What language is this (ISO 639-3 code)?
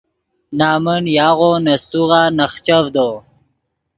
ydg